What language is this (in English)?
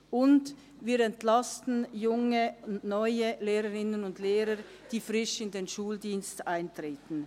Swiss German